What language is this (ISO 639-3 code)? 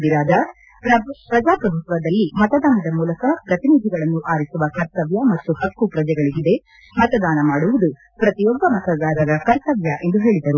kan